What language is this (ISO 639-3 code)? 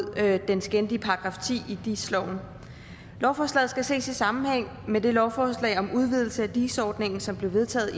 dan